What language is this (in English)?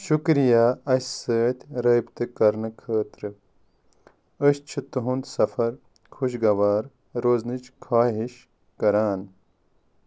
Kashmiri